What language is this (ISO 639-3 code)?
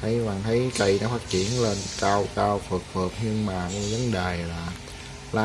vie